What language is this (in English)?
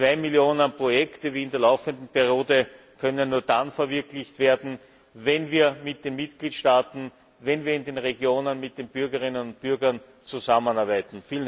German